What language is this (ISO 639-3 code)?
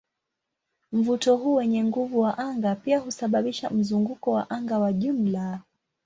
swa